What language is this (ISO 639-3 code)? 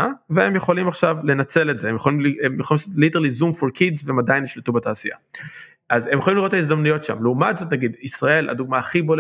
heb